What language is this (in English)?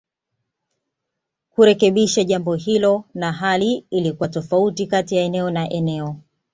Swahili